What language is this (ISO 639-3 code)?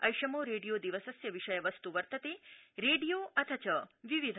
san